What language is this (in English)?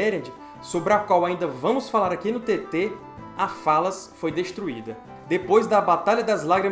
Portuguese